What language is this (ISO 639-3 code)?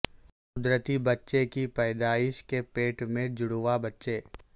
urd